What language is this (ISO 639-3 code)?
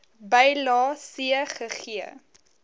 afr